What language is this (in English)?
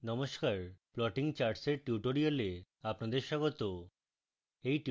Bangla